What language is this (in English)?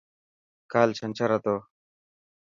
Dhatki